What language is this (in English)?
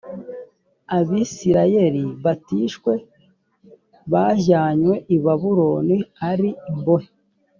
Kinyarwanda